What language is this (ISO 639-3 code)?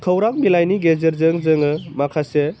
brx